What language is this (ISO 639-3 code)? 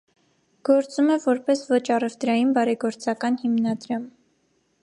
hye